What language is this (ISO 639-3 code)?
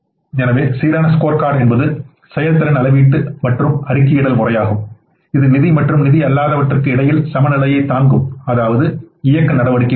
tam